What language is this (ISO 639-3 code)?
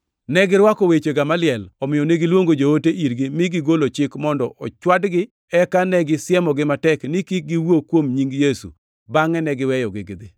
luo